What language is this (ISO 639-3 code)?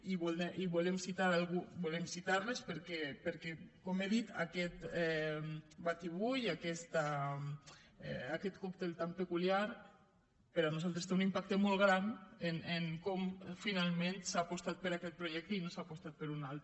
cat